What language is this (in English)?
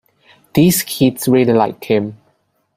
English